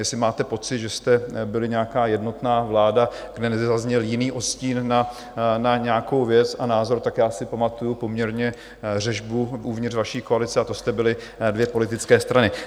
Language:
Czech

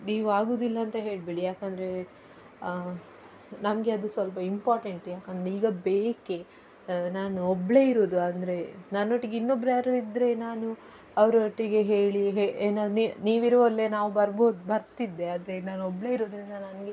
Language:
Kannada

